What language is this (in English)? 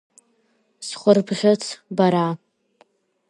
Abkhazian